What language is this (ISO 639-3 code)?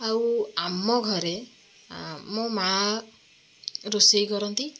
ori